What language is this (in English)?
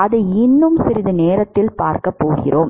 Tamil